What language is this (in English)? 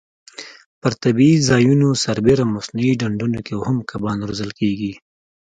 Pashto